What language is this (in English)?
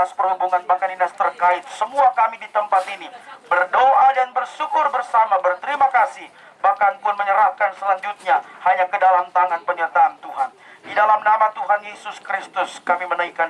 Indonesian